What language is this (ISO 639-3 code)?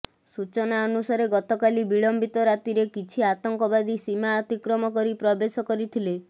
ori